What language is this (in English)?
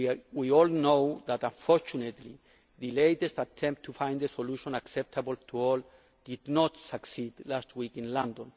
English